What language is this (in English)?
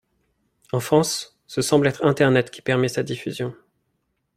French